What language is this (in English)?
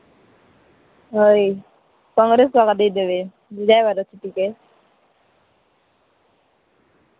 Odia